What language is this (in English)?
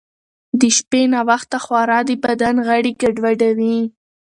Pashto